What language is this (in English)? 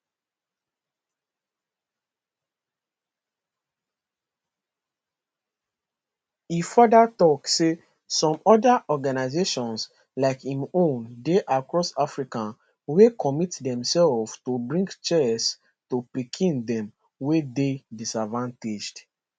Nigerian Pidgin